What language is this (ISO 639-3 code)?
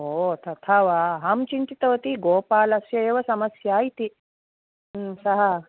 san